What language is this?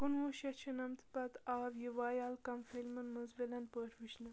Kashmiri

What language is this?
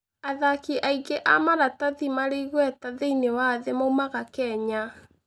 Kikuyu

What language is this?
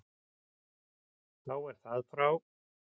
Icelandic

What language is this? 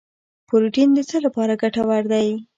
Pashto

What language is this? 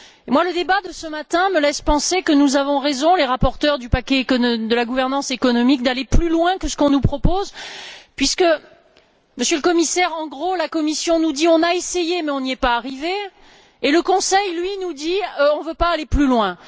French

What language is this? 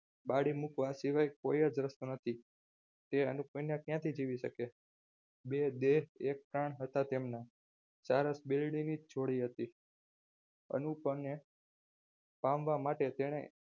Gujarati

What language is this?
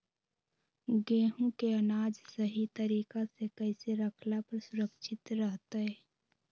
Magahi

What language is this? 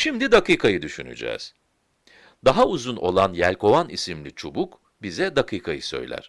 Turkish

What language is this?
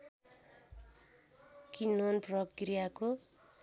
Nepali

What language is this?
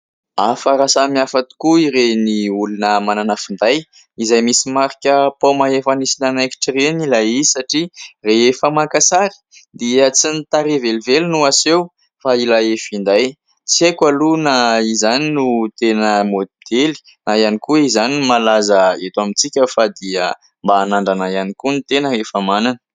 Malagasy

